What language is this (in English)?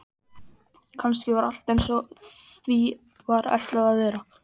Icelandic